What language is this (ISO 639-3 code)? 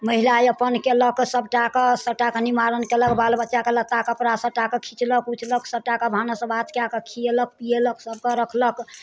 mai